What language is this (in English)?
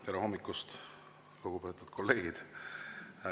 Estonian